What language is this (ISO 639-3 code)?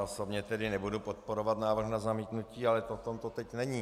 ces